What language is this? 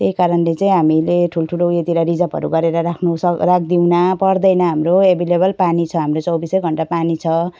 Nepali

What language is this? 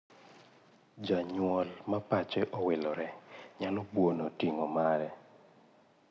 Luo (Kenya and Tanzania)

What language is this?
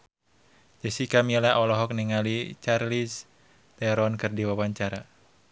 Sundanese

